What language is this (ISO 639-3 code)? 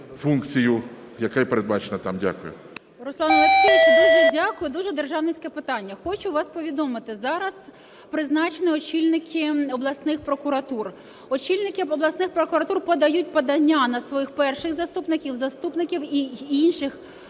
ukr